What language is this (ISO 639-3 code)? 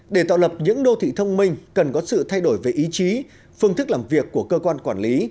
vie